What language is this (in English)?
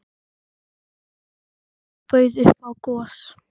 Icelandic